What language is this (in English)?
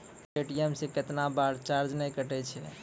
Maithili